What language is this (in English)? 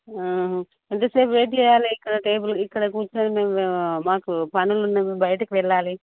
Telugu